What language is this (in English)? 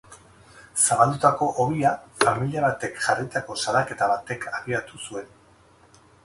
Basque